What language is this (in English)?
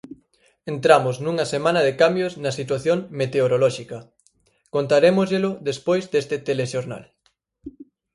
Galician